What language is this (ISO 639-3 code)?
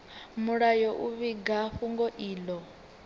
ven